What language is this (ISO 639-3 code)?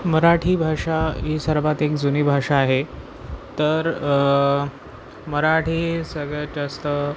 mar